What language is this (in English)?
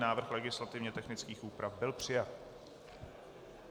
Czech